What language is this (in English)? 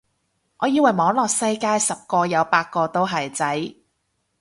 Cantonese